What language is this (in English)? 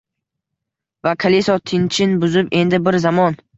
Uzbek